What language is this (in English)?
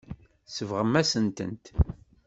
Kabyle